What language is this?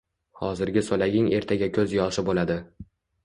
Uzbek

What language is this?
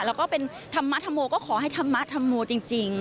Thai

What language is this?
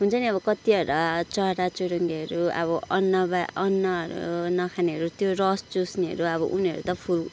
Nepali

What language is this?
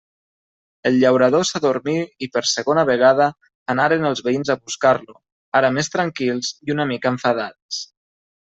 Catalan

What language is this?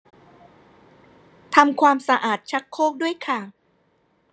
Thai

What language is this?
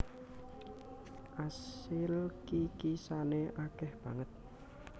Javanese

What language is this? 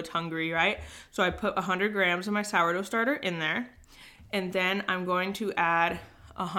English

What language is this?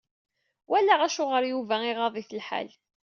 Kabyle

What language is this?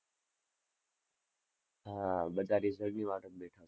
Gujarati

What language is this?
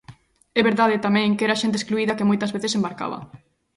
Galician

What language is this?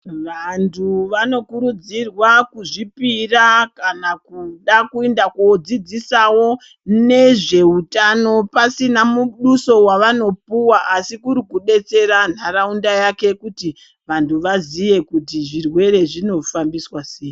Ndau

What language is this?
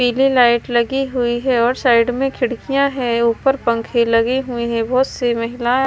Hindi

